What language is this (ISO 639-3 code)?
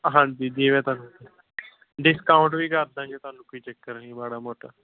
pan